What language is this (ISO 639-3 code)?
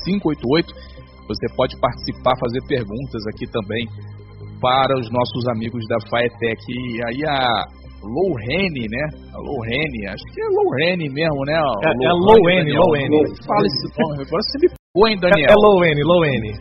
por